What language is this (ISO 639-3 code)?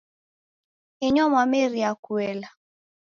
dav